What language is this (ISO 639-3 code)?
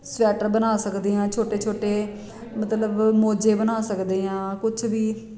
pan